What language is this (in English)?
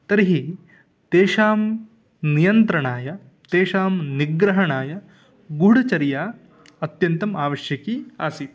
Sanskrit